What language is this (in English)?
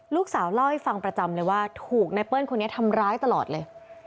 Thai